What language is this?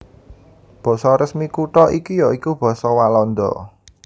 Javanese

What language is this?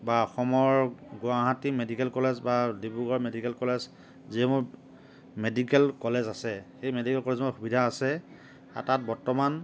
Assamese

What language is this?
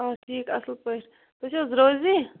Kashmiri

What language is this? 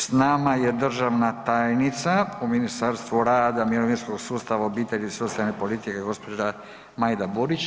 Croatian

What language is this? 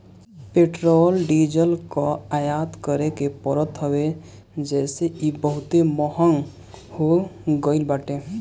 Bhojpuri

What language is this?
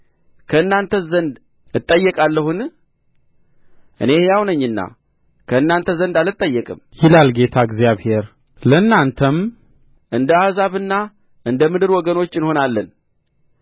Amharic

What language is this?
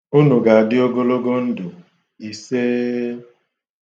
Igbo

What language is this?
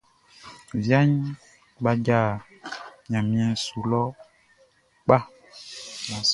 Baoulé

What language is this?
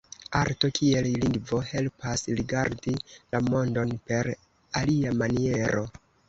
Esperanto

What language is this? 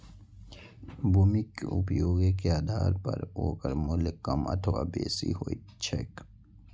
Maithili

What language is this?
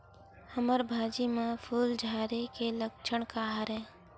Chhattisgarhi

